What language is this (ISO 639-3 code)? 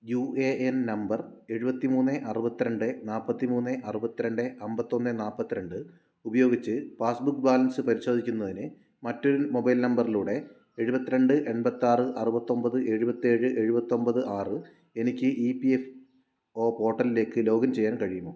mal